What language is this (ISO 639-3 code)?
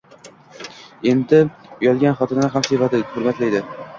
uzb